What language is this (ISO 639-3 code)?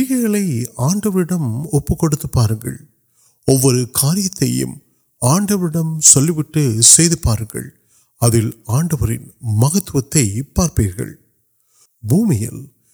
urd